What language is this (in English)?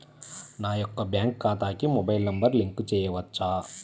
Telugu